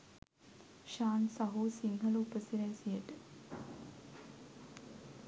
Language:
Sinhala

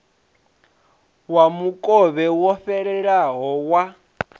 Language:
Venda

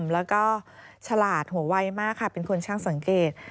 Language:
Thai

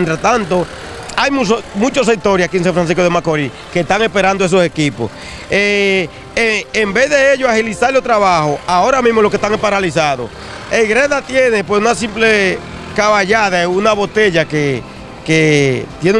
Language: Spanish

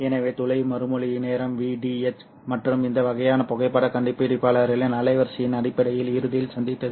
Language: Tamil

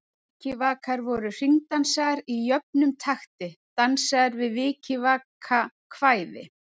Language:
Icelandic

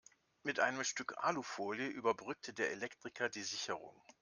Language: German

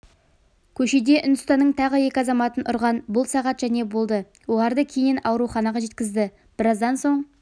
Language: Kazakh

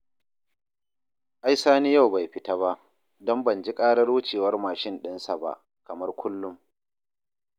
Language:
Hausa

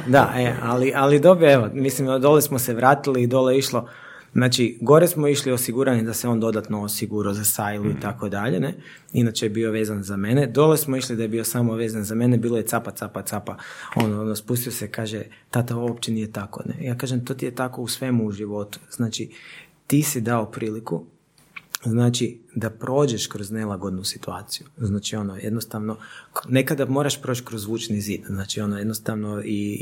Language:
Croatian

